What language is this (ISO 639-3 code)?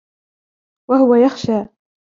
ara